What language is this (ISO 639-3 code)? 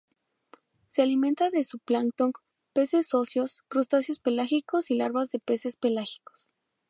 spa